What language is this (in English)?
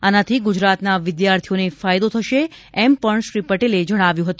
Gujarati